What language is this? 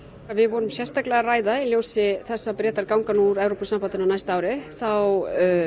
Icelandic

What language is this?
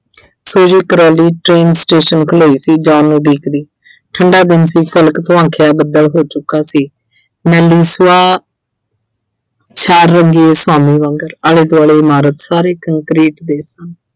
Punjabi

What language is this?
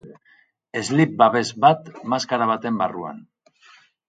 Basque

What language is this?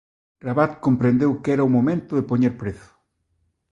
Galician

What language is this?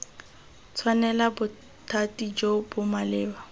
Tswana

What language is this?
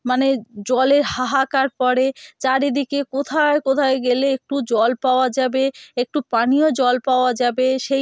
Bangla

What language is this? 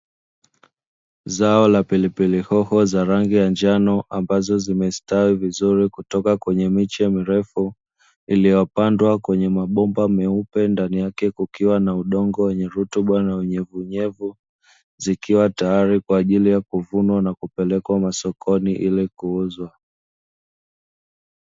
Swahili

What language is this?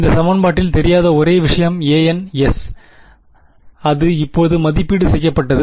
Tamil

